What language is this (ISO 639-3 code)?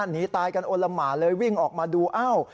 tha